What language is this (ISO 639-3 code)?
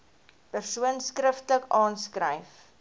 afr